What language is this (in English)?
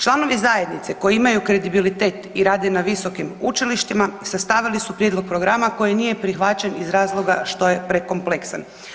Croatian